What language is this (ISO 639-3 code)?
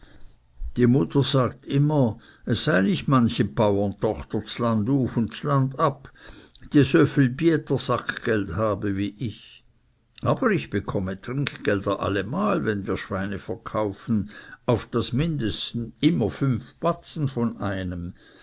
deu